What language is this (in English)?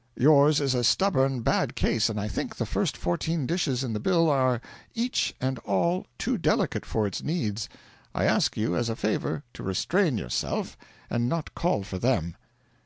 English